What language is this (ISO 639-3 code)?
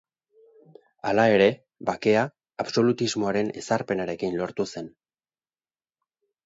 eus